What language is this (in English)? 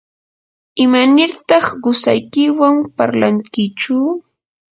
Yanahuanca Pasco Quechua